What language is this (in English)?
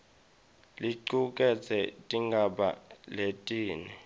Swati